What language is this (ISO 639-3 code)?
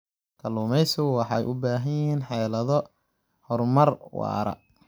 som